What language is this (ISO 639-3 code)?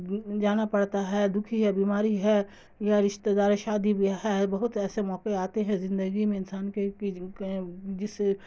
urd